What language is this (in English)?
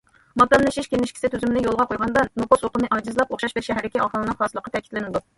Uyghur